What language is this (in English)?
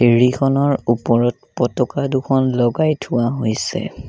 Assamese